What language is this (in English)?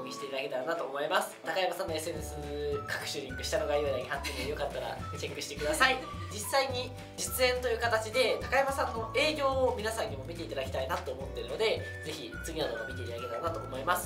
Japanese